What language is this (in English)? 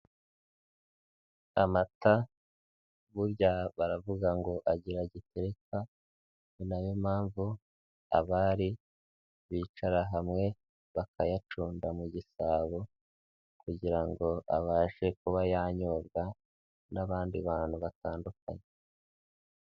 Kinyarwanda